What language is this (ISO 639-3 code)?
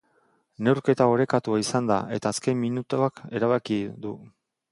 eus